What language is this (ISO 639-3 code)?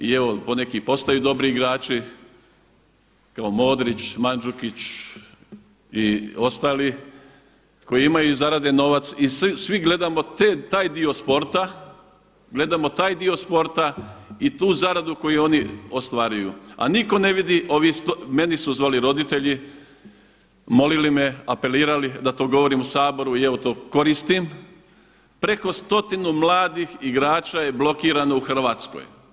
hrv